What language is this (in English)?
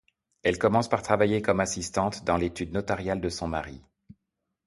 French